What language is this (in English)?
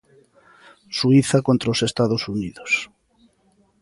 Galician